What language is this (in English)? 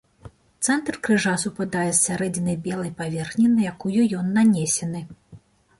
Belarusian